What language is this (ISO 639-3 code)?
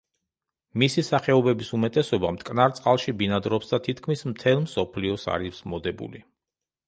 kat